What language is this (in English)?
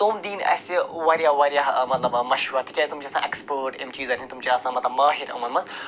Kashmiri